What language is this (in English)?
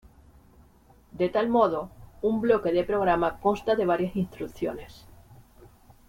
Spanish